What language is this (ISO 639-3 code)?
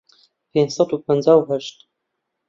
ckb